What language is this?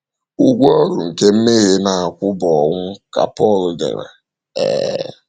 Igbo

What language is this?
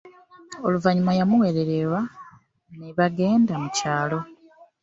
Ganda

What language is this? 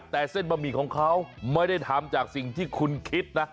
Thai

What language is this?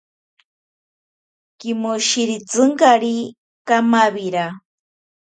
Ashéninka Perené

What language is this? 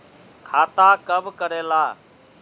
Magahi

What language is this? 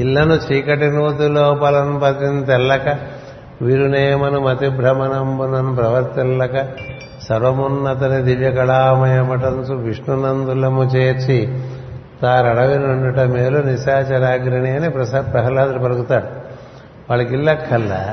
Telugu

